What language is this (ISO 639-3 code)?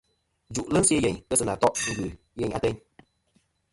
bkm